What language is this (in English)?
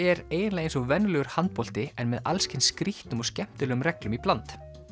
Icelandic